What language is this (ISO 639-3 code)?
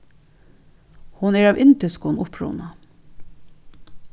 fao